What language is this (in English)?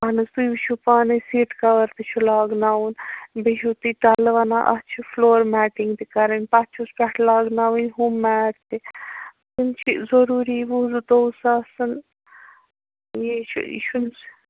Kashmiri